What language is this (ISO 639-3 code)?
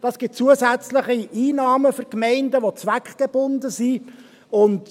gsw